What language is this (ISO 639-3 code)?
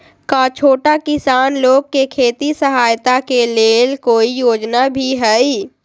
mag